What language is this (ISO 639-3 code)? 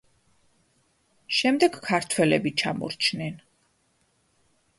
kat